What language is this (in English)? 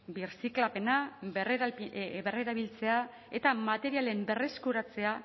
Basque